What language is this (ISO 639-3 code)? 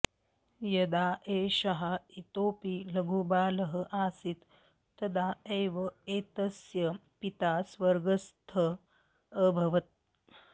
san